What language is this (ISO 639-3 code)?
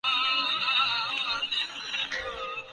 urd